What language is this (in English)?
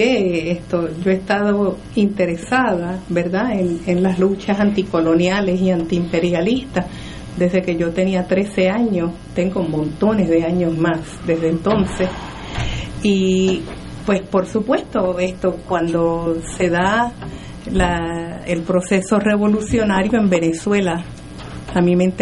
Spanish